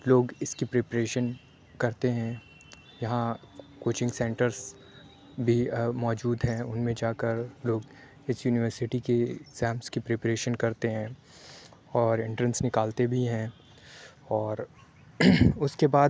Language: Urdu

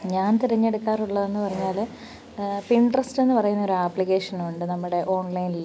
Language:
Malayalam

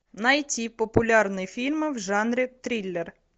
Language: Russian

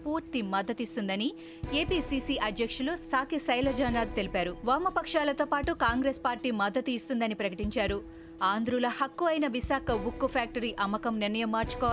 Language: Telugu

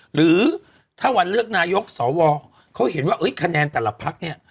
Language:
Thai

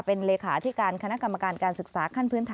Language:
Thai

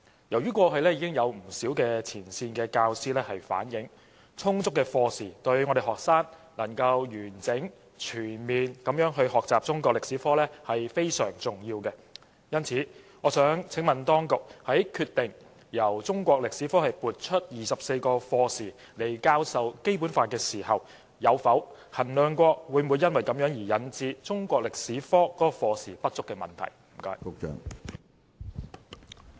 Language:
Cantonese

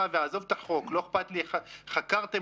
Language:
Hebrew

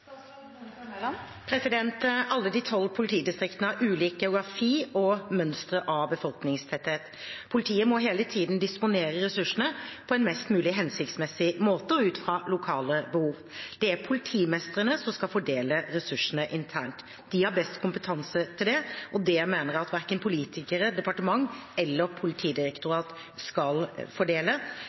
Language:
Norwegian Bokmål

